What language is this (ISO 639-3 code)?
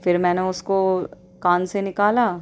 urd